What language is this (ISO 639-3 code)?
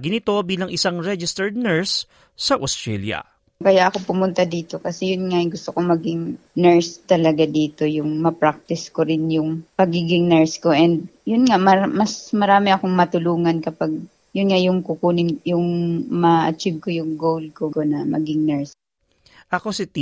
fil